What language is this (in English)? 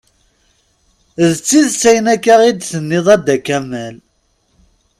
Kabyle